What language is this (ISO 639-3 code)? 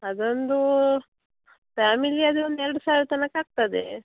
kan